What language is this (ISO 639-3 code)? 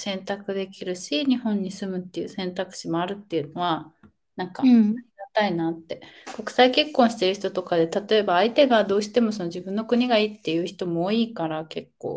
jpn